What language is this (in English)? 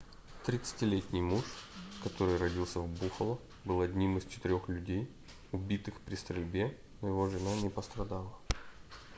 Russian